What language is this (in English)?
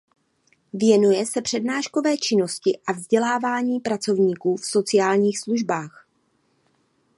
Czech